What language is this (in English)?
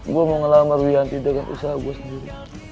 Indonesian